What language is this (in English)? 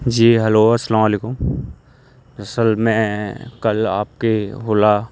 Urdu